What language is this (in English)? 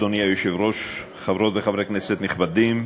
Hebrew